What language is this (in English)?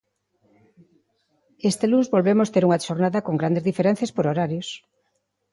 Galician